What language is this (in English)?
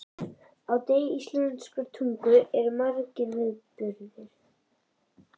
Icelandic